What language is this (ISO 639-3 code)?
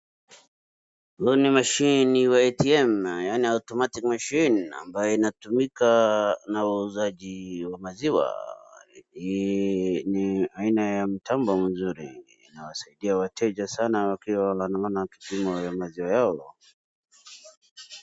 swa